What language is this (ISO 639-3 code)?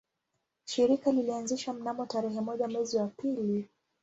swa